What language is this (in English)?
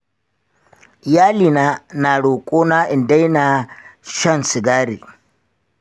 Hausa